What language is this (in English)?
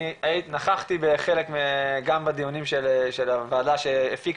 Hebrew